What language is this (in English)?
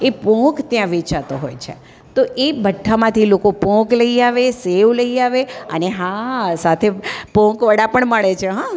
Gujarati